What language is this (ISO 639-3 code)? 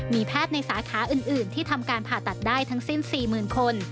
tha